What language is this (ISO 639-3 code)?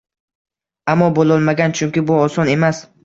uzb